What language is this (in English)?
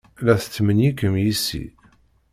Kabyle